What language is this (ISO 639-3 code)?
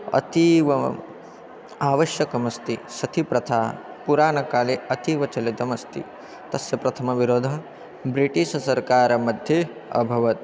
san